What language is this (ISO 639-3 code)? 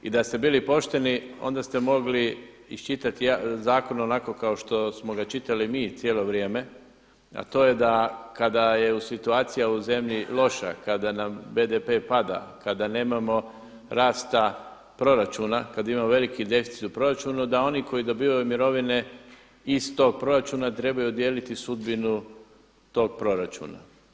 hrv